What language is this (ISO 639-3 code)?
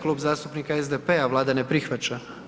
hrv